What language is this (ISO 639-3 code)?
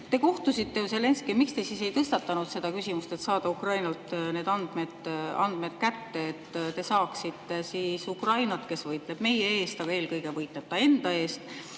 est